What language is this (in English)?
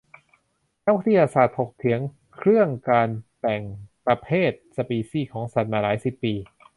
Thai